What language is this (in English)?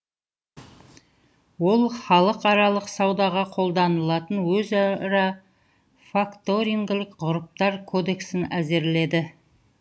Kazakh